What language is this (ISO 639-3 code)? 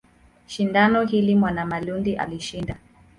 swa